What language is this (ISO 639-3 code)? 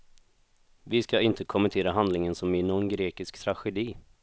swe